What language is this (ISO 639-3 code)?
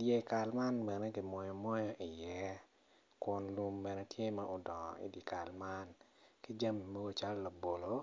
ach